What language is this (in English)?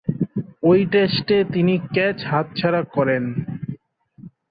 Bangla